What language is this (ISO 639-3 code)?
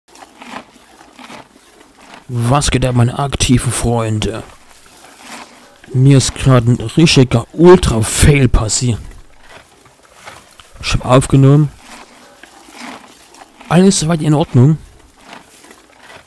deu